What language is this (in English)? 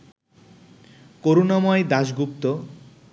Bangla